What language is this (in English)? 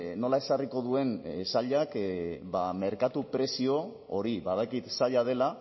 Basque